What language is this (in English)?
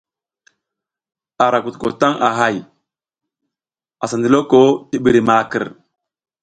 South Giziga